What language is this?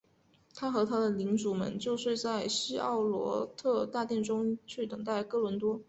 Chinese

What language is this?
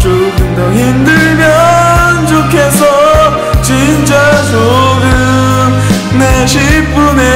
Korean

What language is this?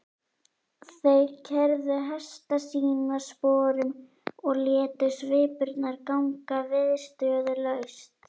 Icelandic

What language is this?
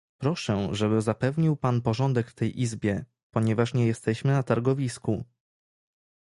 Polish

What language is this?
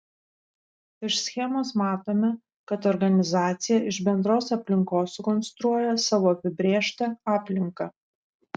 Lithuanian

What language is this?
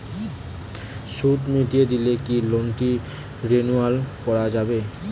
Bangla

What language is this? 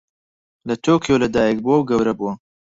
Central Kurdish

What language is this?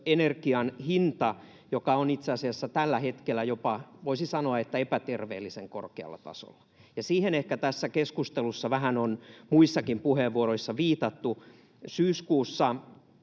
Finnish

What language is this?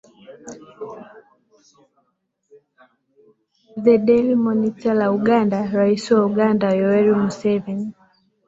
Swahili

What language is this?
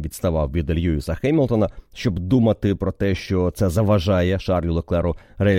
Ukrainian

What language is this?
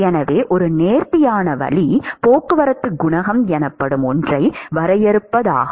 Tamil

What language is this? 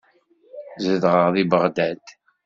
Kabyle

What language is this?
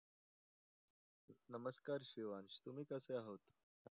Marathi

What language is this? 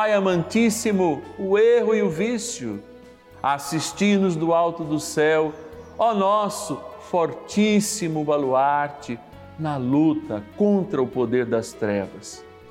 Portuguese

